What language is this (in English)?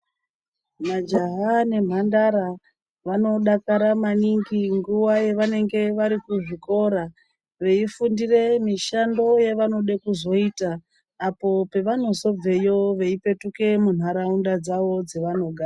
Ndau